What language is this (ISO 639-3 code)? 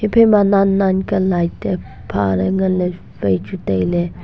nnp